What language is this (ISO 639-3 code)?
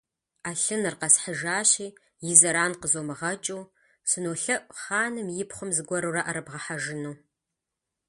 kbd